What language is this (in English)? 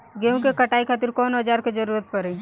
Bhojpuri